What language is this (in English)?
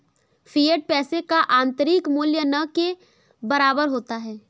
Hindi